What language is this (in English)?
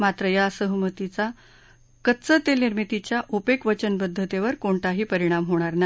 Marathi